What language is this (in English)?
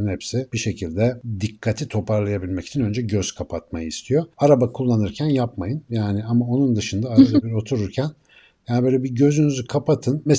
Turkish